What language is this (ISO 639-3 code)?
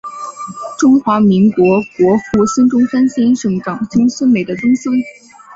zho